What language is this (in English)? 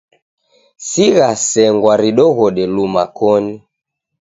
Taita